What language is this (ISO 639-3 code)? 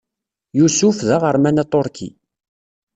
kab